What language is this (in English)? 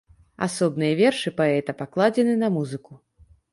Belarusian